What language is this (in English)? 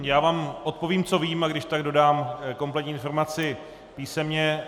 Czech